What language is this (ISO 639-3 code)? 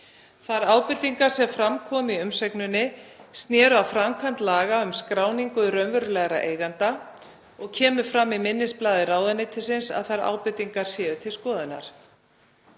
isl